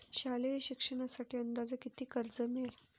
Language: Marathi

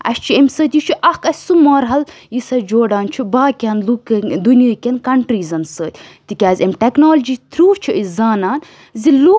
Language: Kashmiri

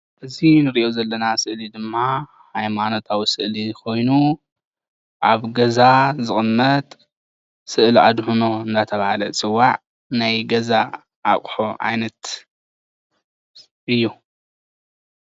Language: Tigrinya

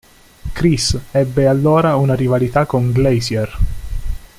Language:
Italian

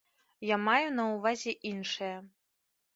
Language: Belarusian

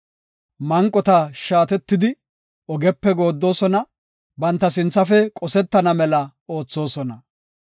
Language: Gofa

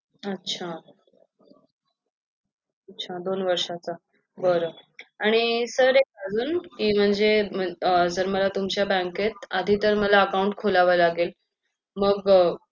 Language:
Marathi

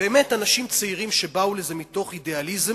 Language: Hebrew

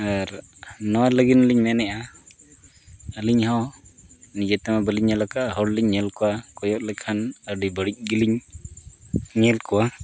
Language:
Santali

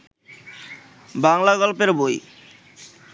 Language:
Bangla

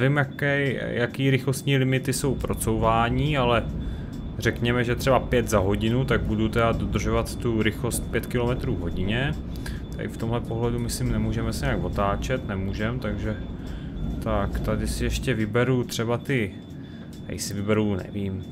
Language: Czech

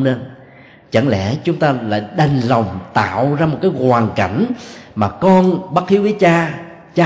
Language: Vietnamese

